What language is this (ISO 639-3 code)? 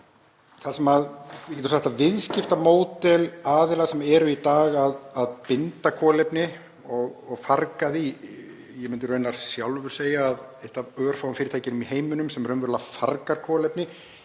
isl